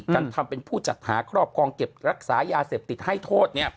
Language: Thai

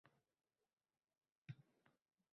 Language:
Uzbek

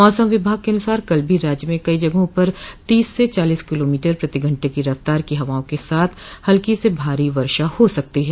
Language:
Hindi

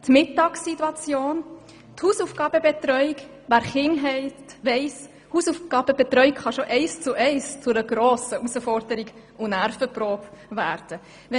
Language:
Swiss German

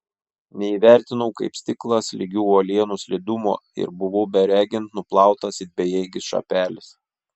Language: Lithuanian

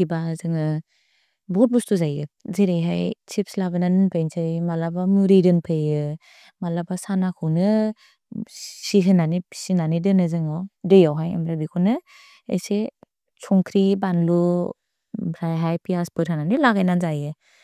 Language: Bodo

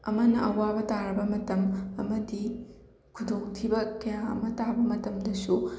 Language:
Manipuri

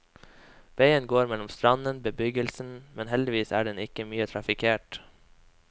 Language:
Norwegian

